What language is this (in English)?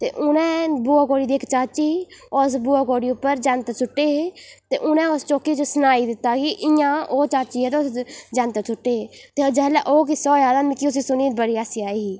Dogri